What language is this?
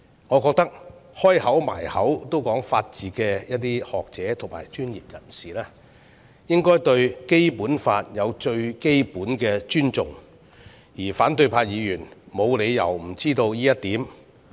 Cantonese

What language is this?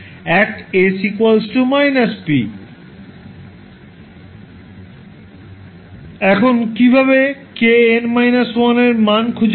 Bangla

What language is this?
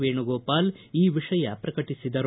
Kannada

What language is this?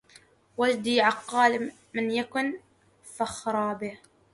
Arabic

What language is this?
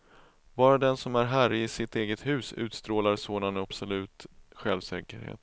Swedish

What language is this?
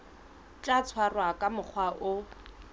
Southern Sotho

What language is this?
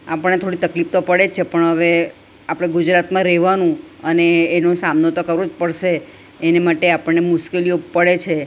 Gujarati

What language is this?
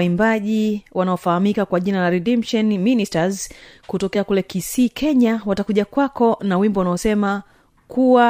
Swahili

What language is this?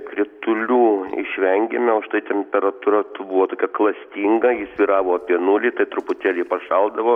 Lithuanian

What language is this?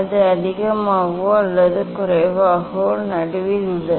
Tamil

